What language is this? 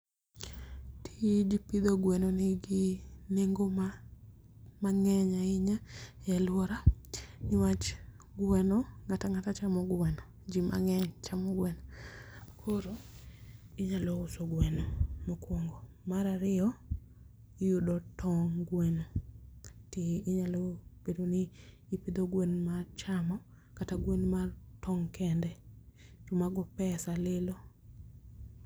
Luo (Kenya and Tanzania)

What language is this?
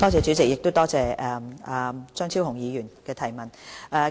Cantonese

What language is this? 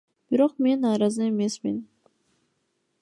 Kyrgyz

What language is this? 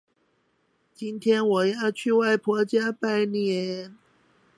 Chinese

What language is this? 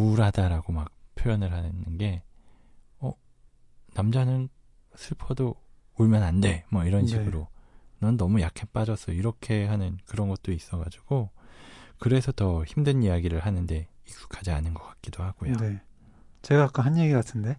Korean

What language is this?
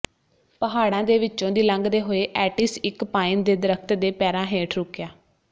Punjabi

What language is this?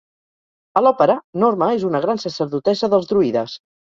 Catalan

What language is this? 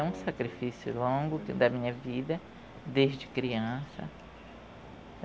Portuguese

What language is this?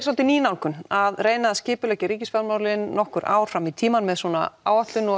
Icelandic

